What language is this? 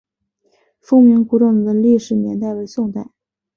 Chinese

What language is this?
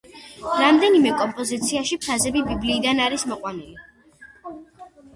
Georgian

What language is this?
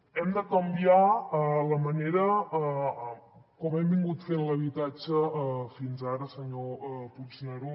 Catalan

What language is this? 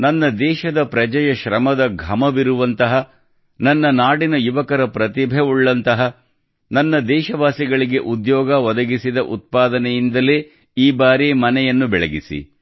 Kannada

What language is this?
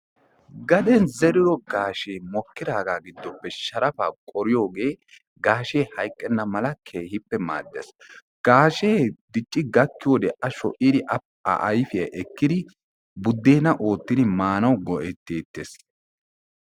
Wolaytta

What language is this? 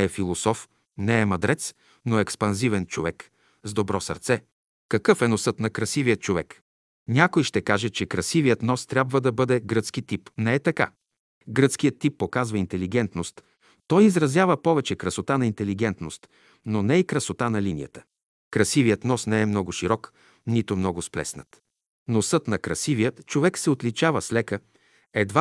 Bulgarian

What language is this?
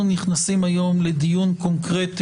Hebrew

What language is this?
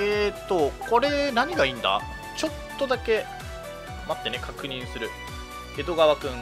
Japanese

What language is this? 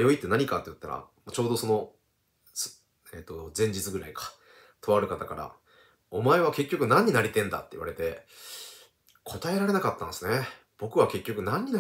Japanese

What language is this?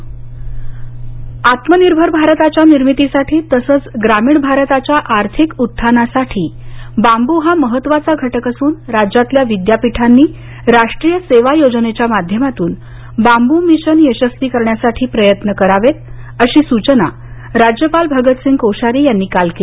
Marathi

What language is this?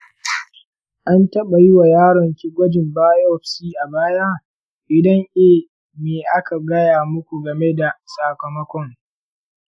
Hausa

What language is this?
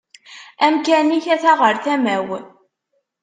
Kabyle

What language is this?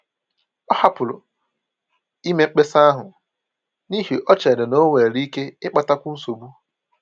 Igbo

